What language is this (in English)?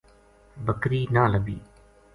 Gujari